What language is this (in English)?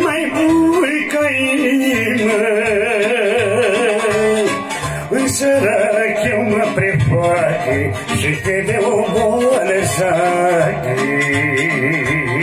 Arabic